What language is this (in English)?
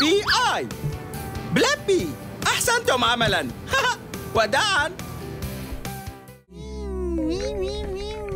Arabic